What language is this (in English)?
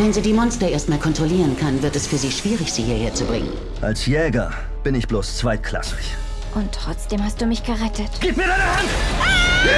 German